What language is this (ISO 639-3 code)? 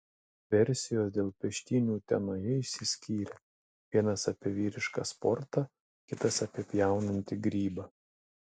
lit